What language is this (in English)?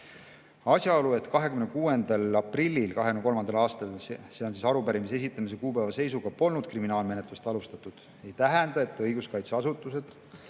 Estonian